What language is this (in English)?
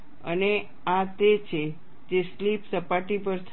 Gujarati